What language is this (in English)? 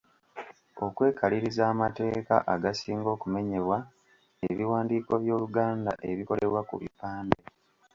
Ganda